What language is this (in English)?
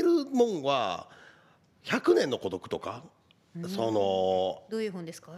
Japanese